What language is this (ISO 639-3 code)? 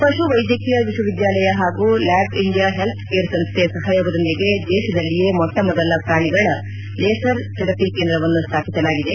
kan